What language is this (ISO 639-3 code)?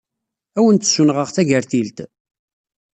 kab